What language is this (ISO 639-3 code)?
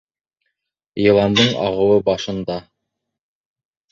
bak